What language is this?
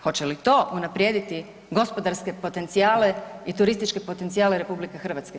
Croatian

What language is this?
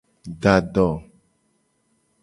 Gen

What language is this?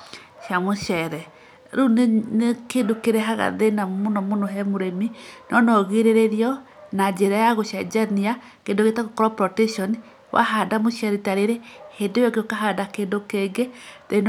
Kikuyu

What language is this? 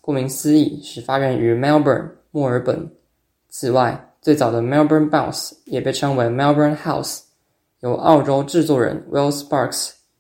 Chinese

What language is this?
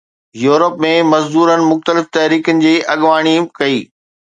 Sindhi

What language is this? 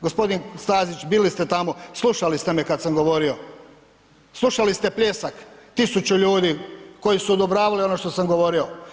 Croatian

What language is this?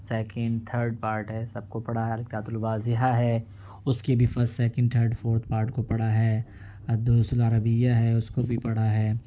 Urdu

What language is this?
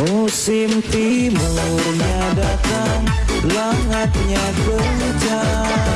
Indonesian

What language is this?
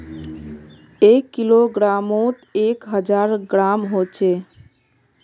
Magahi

